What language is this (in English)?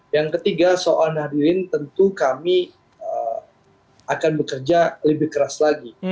Indonesian